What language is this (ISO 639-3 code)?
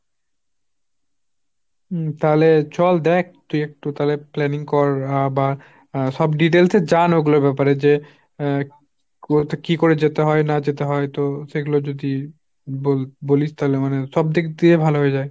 ben